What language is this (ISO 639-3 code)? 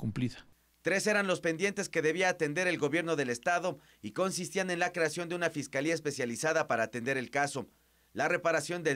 spa